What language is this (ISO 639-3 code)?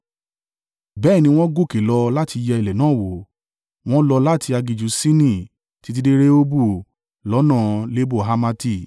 yor